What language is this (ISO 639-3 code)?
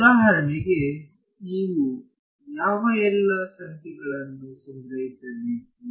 kan